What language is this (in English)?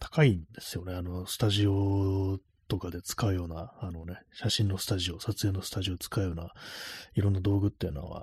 Japanese